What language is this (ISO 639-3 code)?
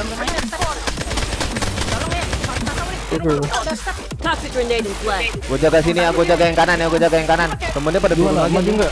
ind